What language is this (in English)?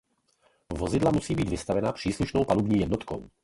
Czech